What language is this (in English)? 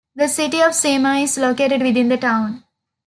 English